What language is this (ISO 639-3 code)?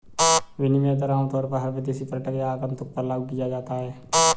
hin